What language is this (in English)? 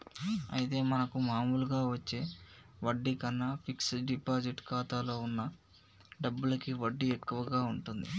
Telugu